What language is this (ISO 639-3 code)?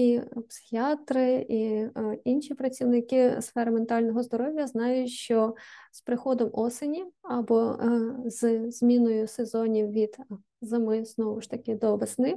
ukr